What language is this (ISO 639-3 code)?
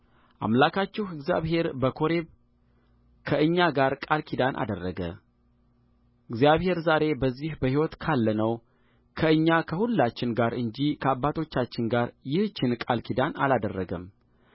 amh